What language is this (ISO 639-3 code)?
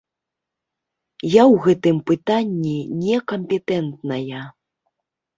bel